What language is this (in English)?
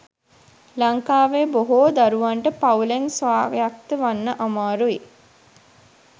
Sinhala